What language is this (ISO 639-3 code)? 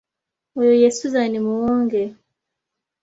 lug